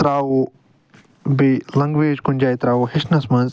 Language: Kashmiri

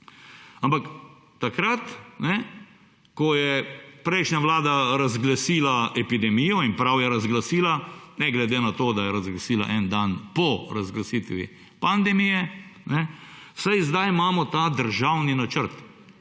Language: Slovenian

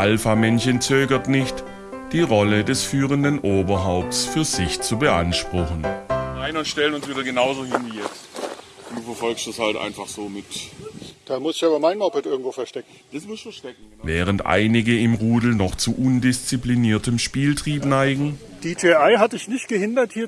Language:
German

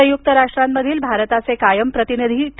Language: Marathi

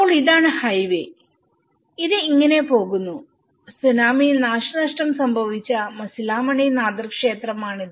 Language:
Malayalam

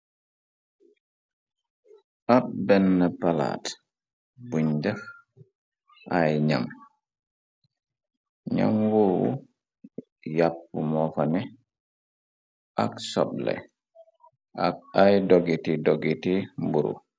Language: Wolof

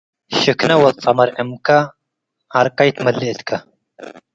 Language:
Tigre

